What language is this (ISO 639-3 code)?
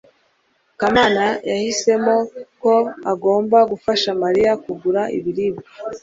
kin